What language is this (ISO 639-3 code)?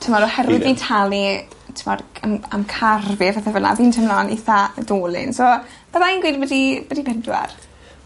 cym